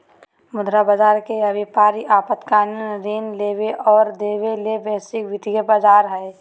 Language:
Magahi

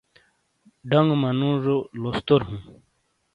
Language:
Shina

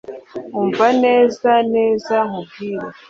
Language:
Kinyarwanda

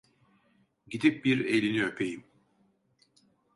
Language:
Turkish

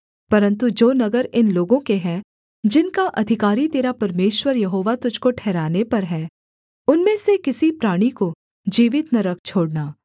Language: Hindi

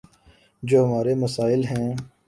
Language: Urdu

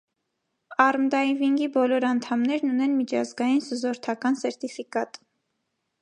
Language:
Armenian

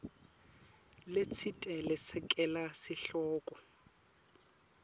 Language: Swati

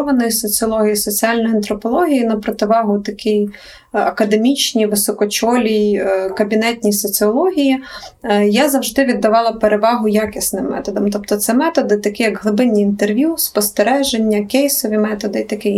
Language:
Ukrainian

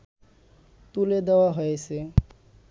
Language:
Bangla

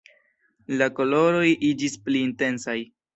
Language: Esperanto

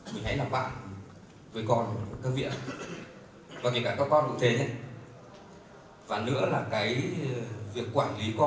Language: Vietnamese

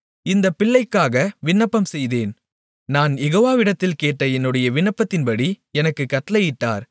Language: Tamil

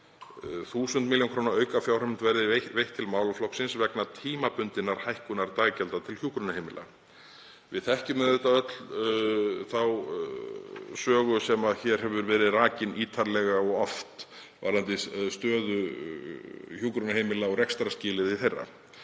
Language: Icelandic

